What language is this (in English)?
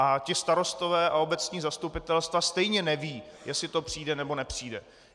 Czech